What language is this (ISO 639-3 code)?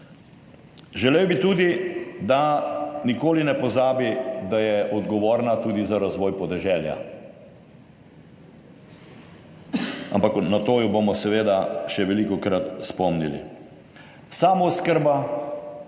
slv